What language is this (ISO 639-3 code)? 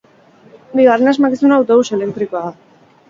eus